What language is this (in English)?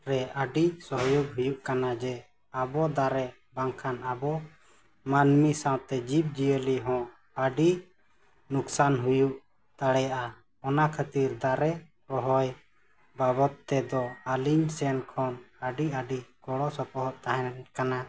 Santali